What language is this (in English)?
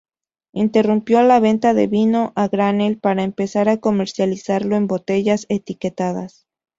Spanish